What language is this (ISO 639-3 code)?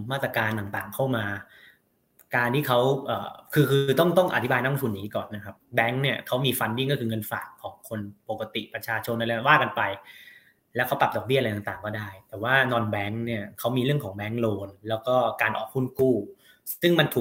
tha